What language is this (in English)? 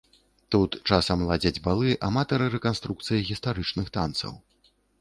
Belarusian